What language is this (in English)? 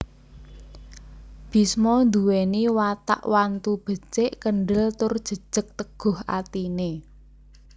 Javanese